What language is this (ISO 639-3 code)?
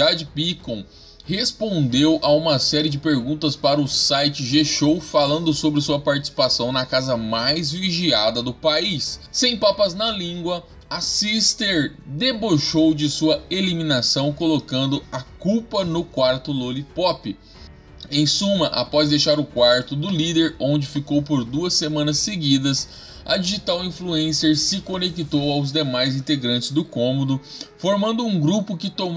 por